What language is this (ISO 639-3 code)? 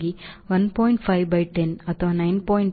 kan